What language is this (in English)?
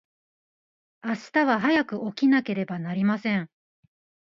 Japanese